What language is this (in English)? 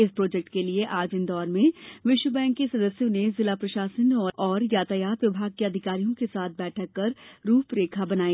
Hindi